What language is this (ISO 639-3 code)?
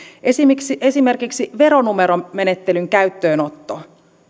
fin